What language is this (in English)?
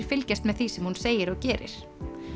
Icelandic